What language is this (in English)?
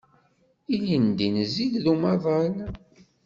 Kabyle